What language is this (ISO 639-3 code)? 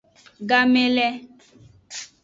ajg